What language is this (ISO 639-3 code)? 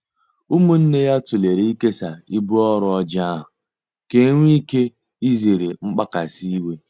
ibo